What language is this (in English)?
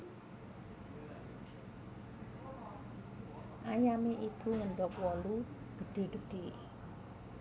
Javanese